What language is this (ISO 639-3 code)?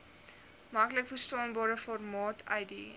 afr